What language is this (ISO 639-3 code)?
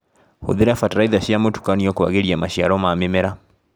kik